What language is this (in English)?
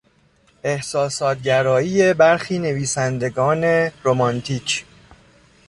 Persian